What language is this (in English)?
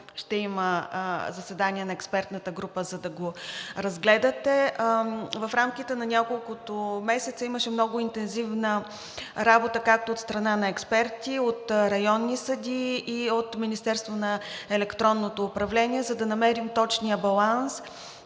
Bulgarian